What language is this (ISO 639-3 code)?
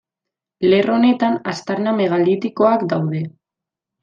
eus